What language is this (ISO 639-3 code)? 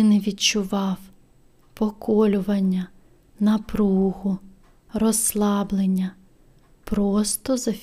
ukr